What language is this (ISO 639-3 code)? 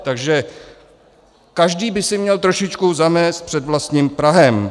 ces